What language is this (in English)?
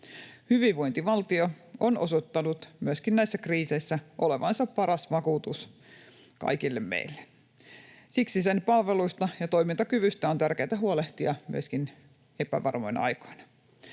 Finnish